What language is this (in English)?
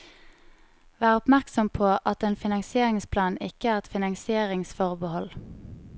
Norwegian